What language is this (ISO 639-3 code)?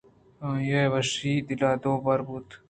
bgp